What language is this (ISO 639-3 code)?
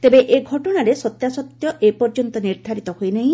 ori